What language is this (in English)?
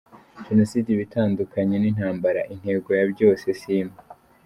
Kinyarwanda